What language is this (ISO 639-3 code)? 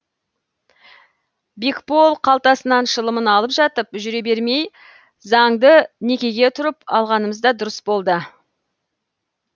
kaz